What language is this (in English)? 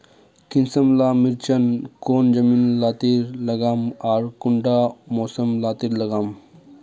Magahi